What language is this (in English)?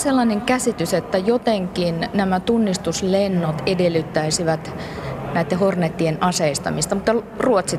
Finnish